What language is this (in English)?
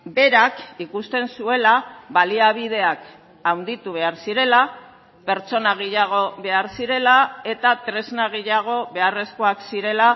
Basque